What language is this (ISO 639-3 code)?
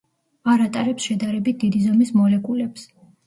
kat